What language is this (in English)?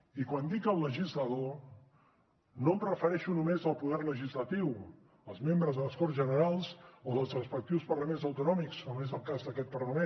Catalan